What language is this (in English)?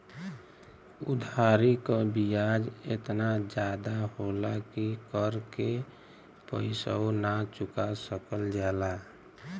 Bhojpuri